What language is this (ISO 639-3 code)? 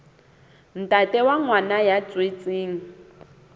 sot